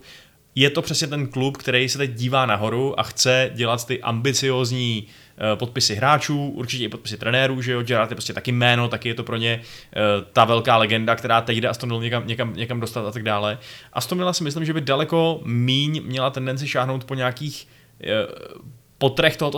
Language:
Czech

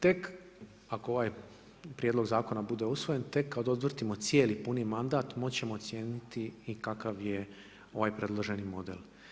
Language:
Croatian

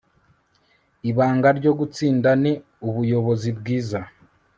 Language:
Kinyarwanda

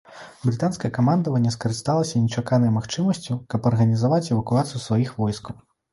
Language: Belarusian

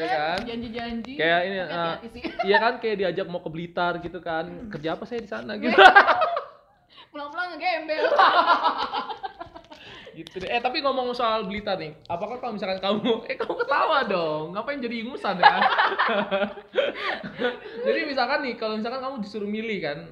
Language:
Indonesian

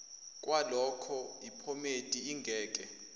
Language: Zulu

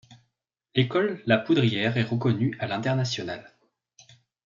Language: French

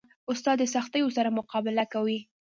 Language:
Pashto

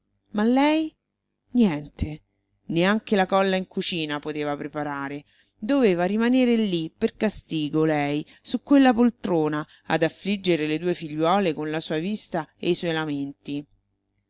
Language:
Italian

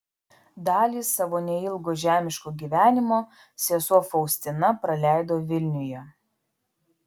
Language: Lithuanian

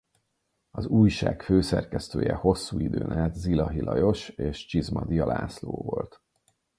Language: Hungarian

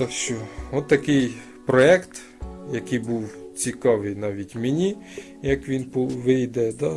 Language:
Ukrainian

